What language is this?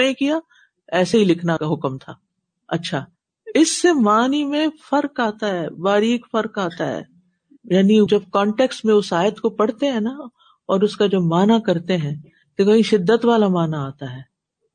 Urdu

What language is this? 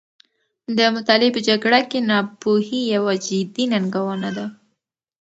Pashto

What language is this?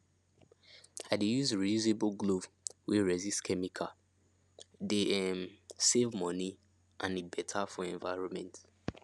Nigerian Pidgin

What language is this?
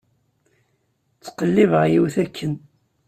Kabyle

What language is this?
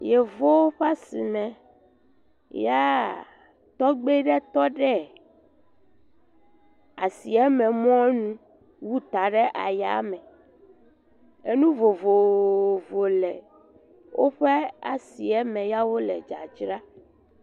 Ewe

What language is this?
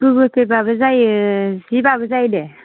Bodo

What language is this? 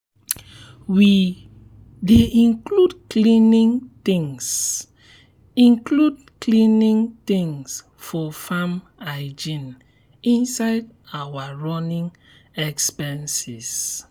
Nigerian Pidgin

